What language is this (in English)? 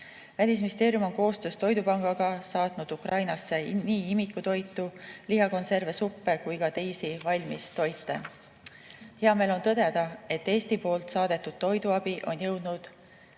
Estonian